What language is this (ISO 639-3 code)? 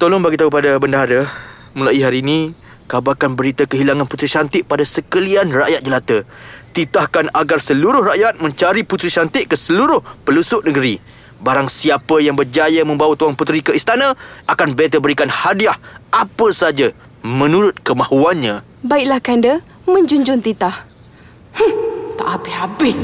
msa